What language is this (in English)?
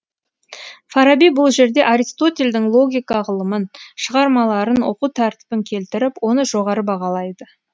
Kazakh